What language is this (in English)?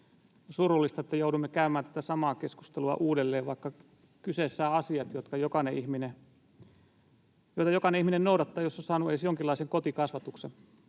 Finnish